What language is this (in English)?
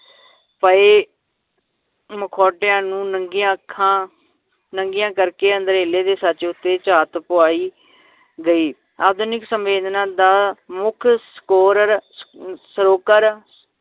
Punjabi